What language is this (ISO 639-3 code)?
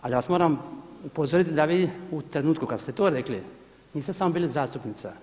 hrv